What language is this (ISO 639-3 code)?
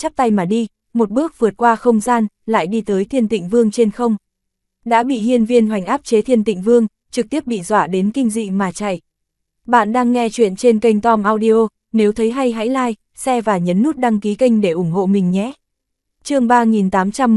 vie